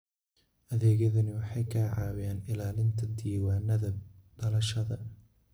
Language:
Somali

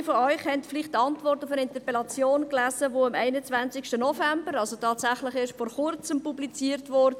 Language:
Swiss German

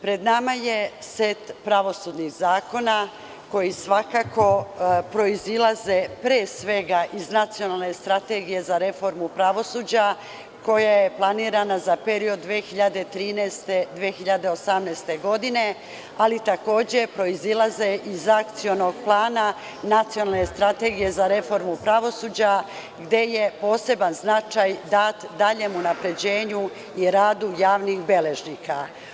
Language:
Serbian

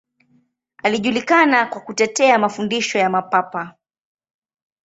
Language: Swahili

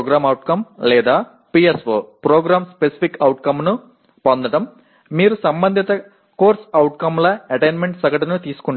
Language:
Telugu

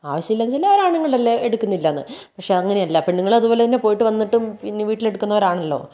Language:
Malayalam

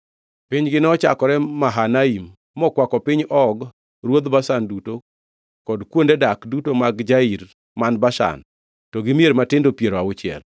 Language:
Luo (Kenya and Tanzania)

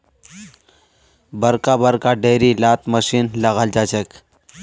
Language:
Magahi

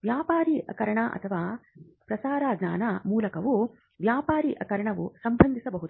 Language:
Kannada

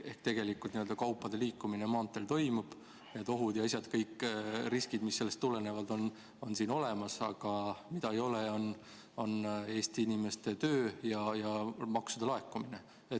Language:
Estonian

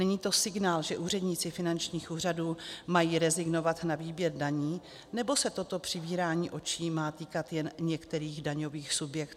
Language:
Czech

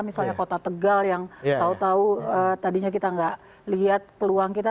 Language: Indonesian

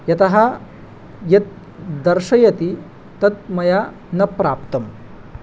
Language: Sanskrit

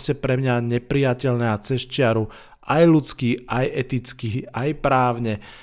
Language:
Slovak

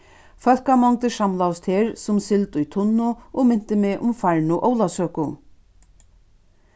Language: Faroese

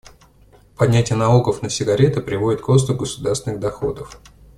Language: Russian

